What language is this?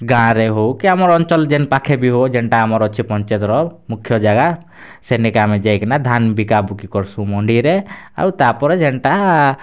Odia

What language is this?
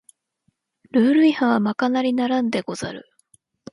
Japanese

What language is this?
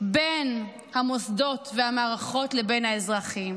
Hebrew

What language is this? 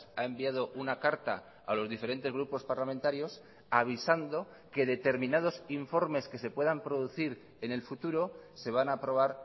Spanish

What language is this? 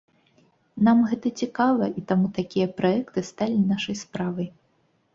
Belarusian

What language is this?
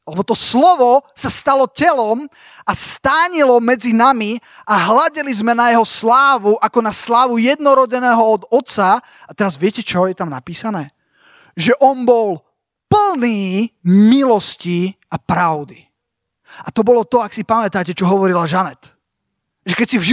Slovak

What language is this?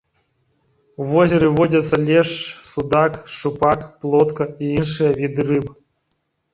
Belarusian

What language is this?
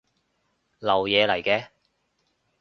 Cantonese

